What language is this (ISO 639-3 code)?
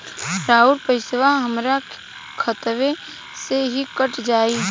bho